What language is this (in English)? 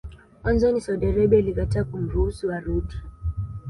Swahili